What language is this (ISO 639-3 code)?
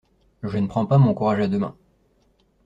fra